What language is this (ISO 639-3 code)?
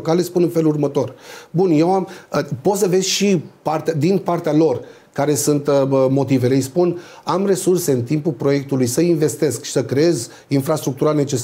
ron